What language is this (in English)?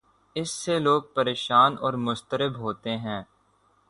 Urdu